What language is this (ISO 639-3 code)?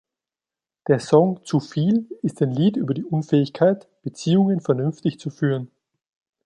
deu